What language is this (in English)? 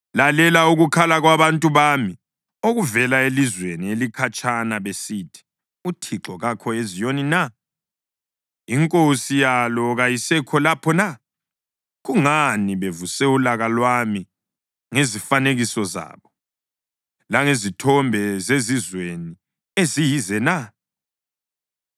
North Ndebele